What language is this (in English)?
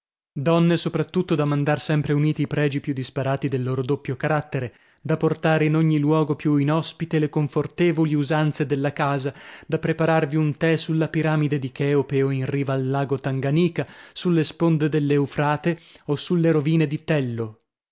Italian